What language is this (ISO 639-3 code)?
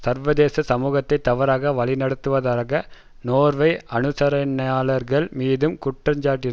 tam